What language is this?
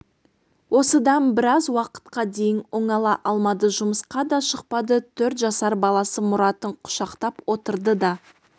Kazakh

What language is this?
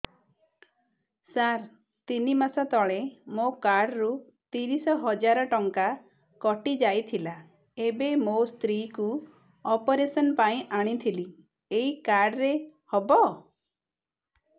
Odia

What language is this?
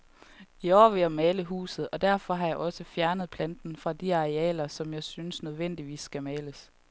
Danish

